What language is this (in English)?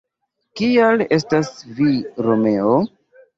Esperanto